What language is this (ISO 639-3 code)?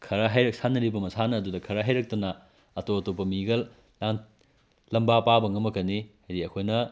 mni